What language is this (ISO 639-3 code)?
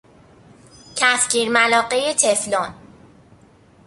fas